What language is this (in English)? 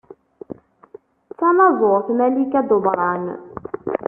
Kabyle